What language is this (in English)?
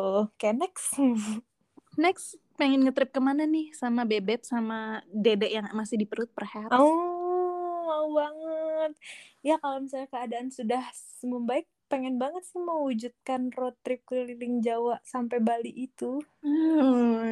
Indonesian